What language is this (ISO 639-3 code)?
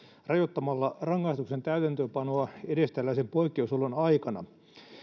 fin